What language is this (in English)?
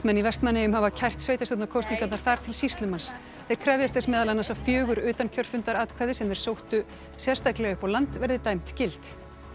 Icelandic